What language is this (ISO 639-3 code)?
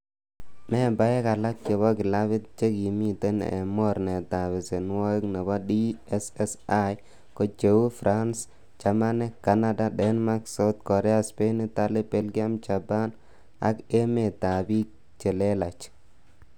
kln